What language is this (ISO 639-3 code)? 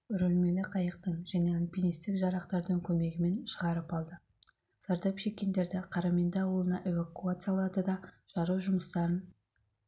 kaz